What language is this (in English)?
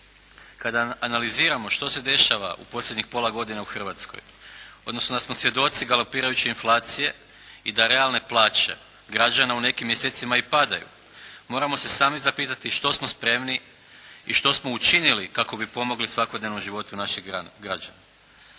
Croatian